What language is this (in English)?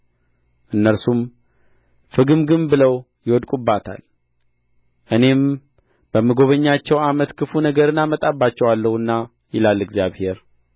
Amharic